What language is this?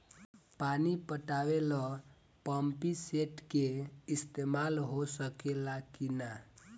Bhojpuri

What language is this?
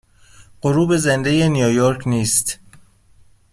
Persian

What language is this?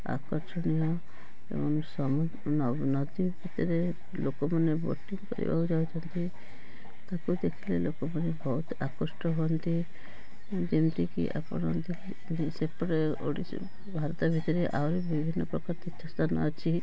Odia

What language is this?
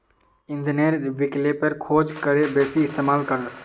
Magahi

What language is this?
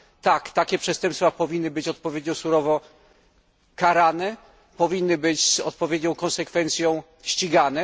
Polish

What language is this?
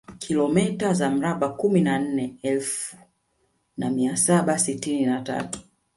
Swahili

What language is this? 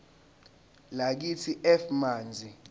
Zulu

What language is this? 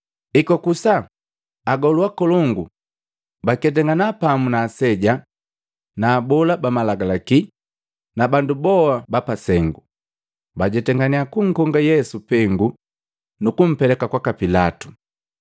Matengo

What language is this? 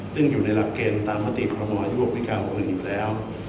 Thai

